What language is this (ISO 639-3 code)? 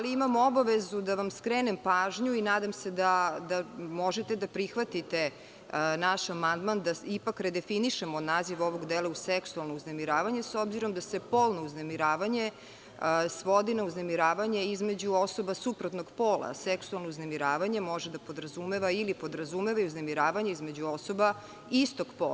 srp